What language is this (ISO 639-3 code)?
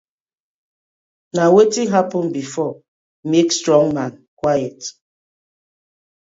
pcm